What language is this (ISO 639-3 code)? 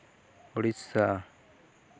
sat